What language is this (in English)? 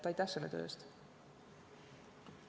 Estonian